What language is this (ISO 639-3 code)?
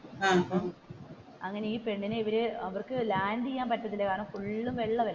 mal